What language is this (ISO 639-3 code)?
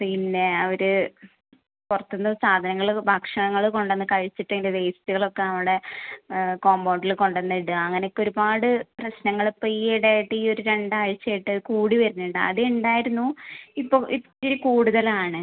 mal